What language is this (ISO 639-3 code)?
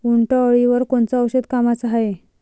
mar